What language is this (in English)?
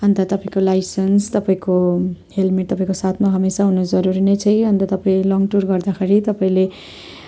Nepali